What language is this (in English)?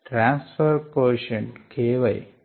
Telugu